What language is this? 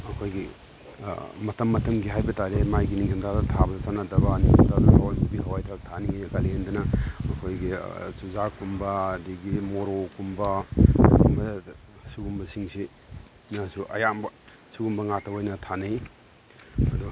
Manipuri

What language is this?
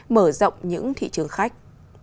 Vietnamese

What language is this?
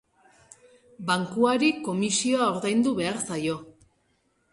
Basque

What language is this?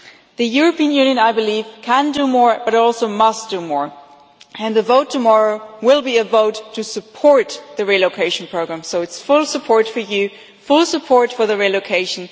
English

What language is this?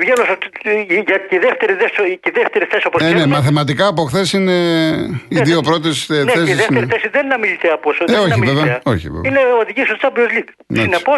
Greek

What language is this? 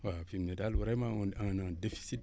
Wolof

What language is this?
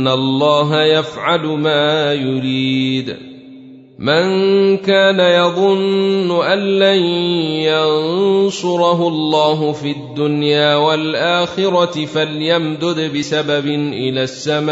Arabic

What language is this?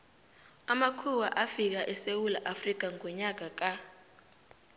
South Ndebele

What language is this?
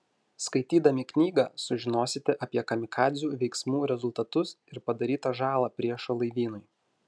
Lithuanian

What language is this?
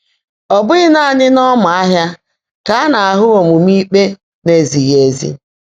Igbo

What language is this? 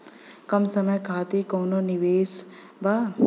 Bhojpuri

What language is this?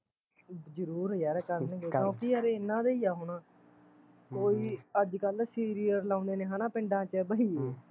Punjabi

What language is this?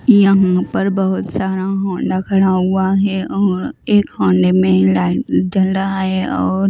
Hindi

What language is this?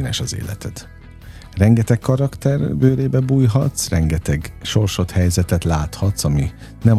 Hungarian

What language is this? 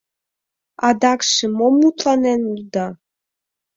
Mari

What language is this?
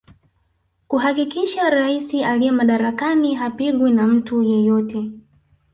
Swahili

